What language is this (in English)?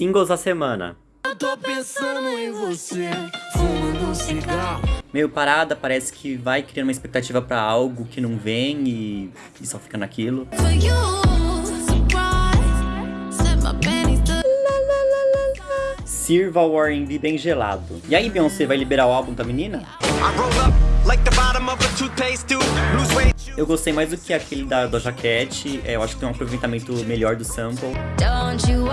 Portuguese